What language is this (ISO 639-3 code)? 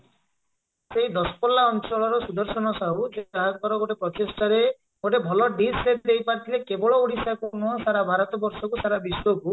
ori